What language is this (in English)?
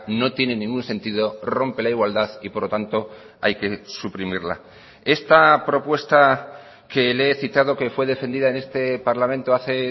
Spanish